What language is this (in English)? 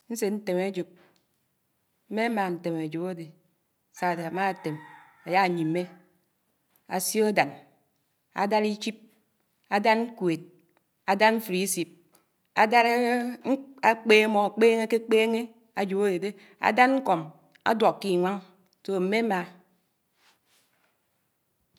Anaang